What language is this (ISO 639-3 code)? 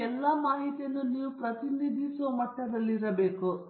kan